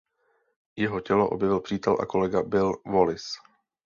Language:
Czech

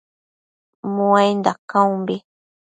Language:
Matsés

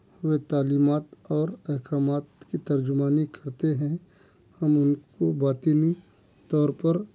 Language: Urdu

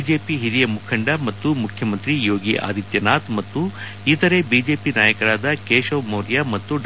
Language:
Kannada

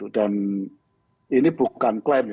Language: Indonesian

